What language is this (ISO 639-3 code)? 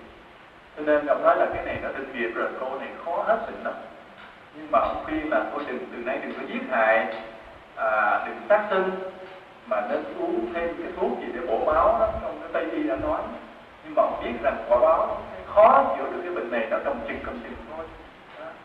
vie